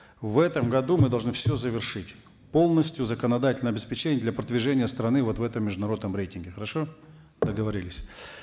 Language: Kazakh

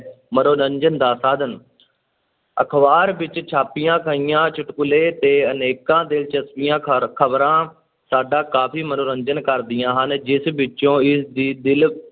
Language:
Punjabi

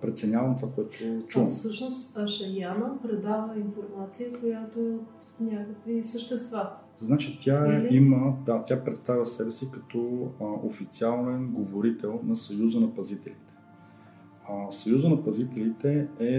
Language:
Bulgarian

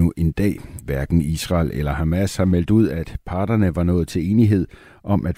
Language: Danish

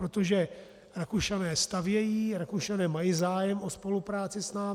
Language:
Czech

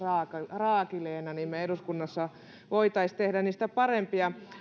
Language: Finnish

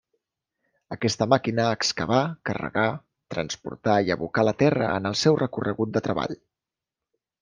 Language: Catalan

